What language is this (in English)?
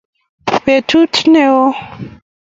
Kalenjin